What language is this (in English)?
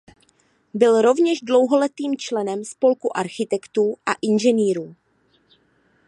Czech